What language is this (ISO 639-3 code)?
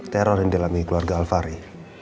ind